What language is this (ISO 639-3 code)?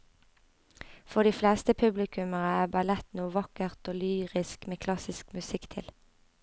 nor